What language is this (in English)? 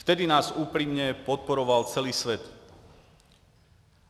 Czech